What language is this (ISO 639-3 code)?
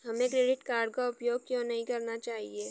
hin